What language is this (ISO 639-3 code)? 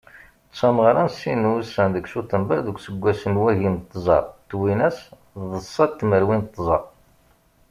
kab